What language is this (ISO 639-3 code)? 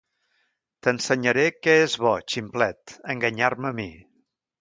cat